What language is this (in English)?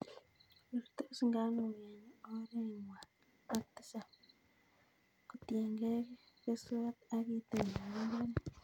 Kalenjin